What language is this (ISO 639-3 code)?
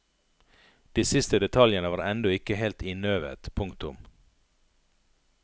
nor